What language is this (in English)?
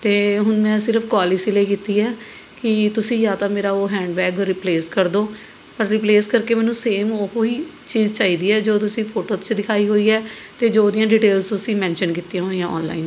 Punjabi